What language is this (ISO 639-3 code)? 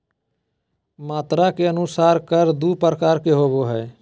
mag